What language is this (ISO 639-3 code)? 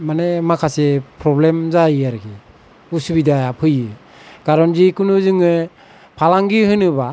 brx